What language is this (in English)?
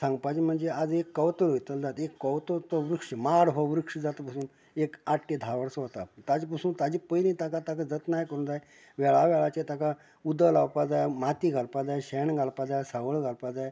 Konkani